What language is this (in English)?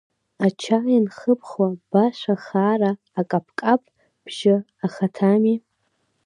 Abkhazian